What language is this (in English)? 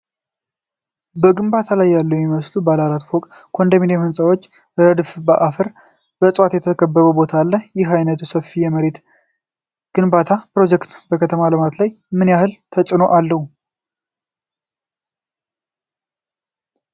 Amharic